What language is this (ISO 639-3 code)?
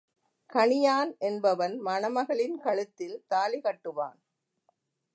tam